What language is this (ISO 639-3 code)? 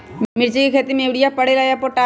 mag